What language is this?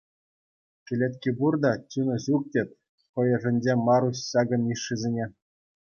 Chuvash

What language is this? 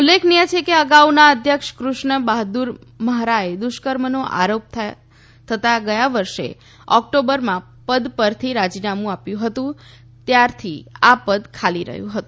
Gujarati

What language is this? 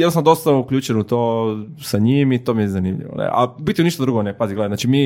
Croatian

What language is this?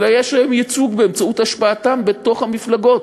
Hebrew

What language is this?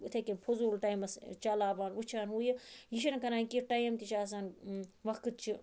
Kashmiri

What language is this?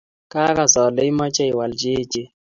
Kalenjin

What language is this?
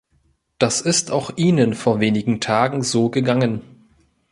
German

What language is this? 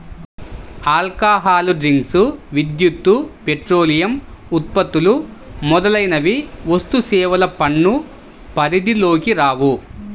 Telugu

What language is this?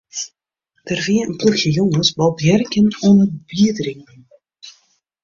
Western Frisian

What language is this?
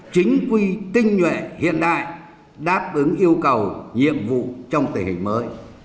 Vietnamese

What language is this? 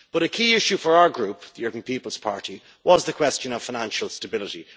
English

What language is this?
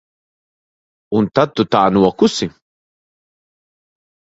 Latvian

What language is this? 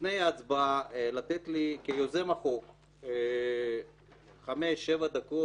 Hebrew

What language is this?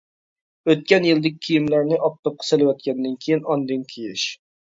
Uyghur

